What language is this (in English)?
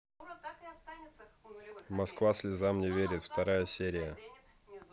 Russian